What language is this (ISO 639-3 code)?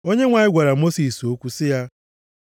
ibo